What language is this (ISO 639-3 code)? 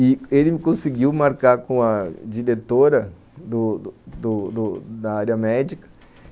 por